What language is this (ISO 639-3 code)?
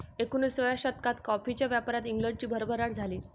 mar